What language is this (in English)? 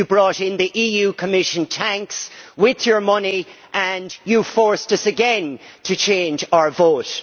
English